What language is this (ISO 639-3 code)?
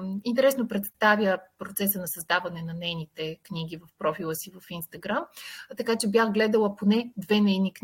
bul